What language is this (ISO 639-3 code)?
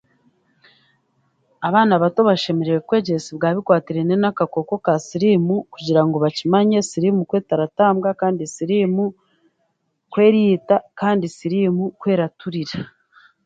cgg